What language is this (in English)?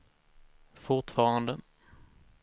Swedish